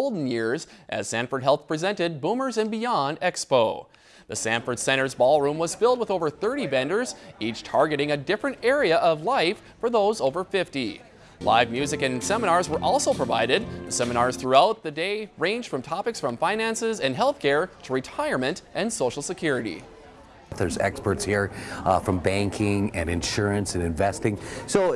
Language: English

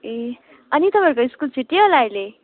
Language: Nepali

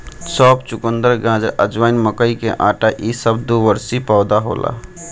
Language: Bhojpuri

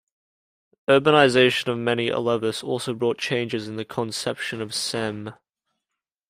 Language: English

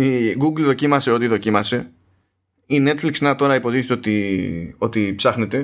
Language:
Greek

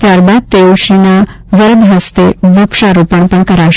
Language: Gujarati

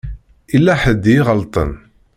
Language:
Kabyle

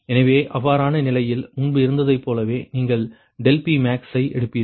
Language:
Tamil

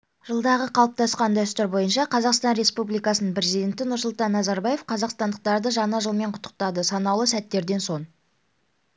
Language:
Kazakh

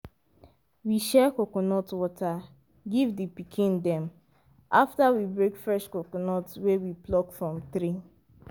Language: Nigerian Pidgin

